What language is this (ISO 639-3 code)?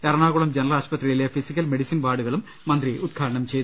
mal